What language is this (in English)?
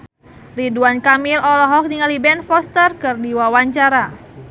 Sundanese